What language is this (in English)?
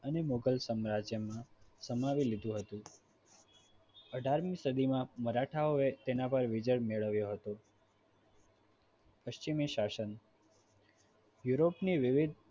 Gujarati